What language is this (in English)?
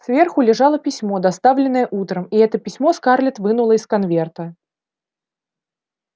Russian